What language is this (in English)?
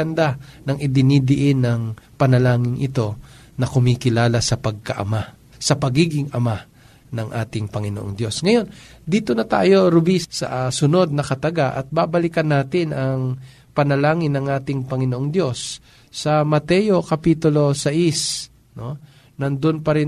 Filipino